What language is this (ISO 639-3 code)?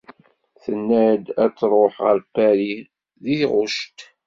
kab